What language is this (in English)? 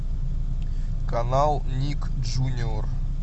Russian